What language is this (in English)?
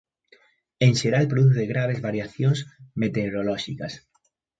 Galician